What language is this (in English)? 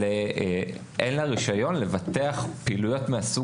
Hebrew